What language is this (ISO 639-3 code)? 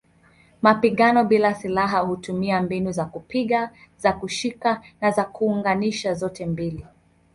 swa